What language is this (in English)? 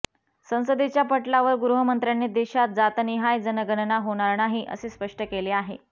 Marathi